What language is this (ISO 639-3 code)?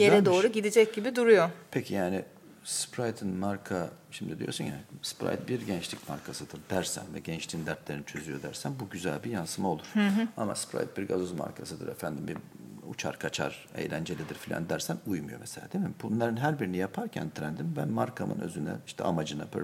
tur